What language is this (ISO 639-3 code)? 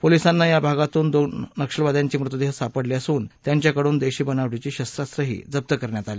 mar